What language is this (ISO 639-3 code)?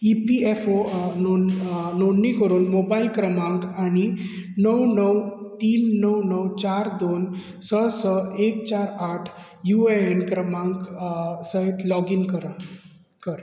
kok